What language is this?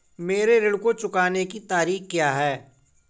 Hindi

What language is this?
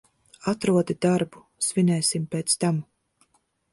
Latvian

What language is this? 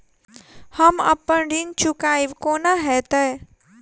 Maithili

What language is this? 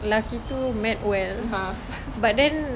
English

